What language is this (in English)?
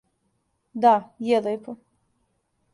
Serbian